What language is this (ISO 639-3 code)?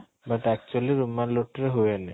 ori